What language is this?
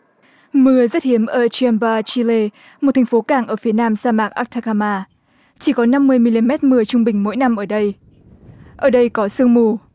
Vietnamese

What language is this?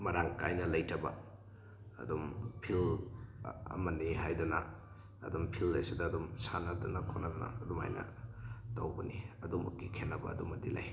Manipuri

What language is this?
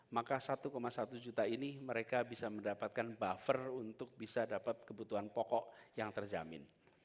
Indonesian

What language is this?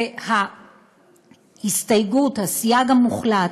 Hebrew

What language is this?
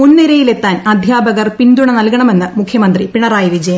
Malayalam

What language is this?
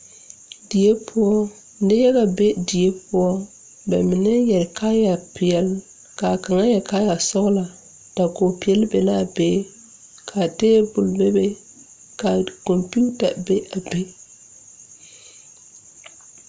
Southern Dagaare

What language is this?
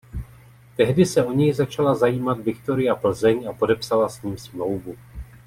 Czech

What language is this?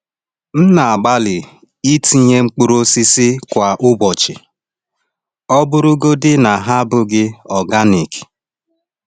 Igbo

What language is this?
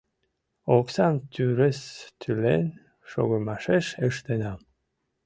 Mari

